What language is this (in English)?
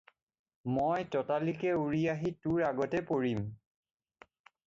Assamese